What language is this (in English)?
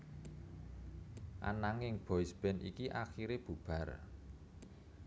Javanese